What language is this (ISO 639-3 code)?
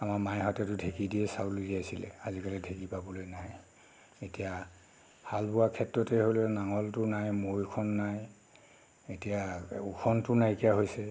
asm